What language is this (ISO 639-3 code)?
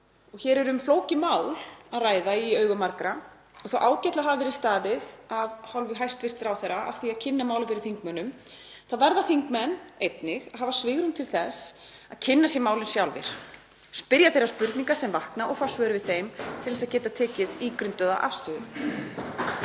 isl